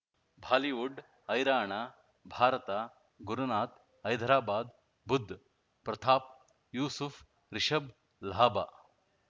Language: Kannada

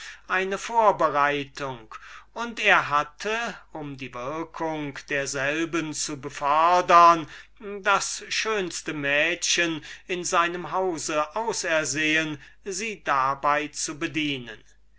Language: German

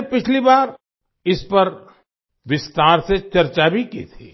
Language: Hindi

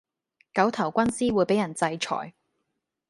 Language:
Cantonese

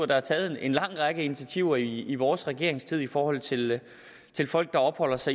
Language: Danish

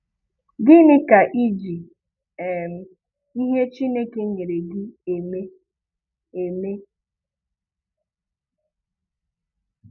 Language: Igbo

